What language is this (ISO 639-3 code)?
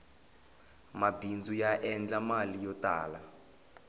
tso